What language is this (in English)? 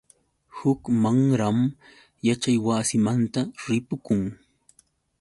Yauyos Quechua